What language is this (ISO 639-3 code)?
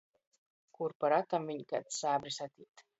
ltg